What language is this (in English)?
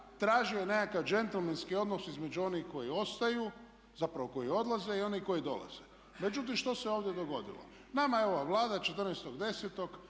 Croatian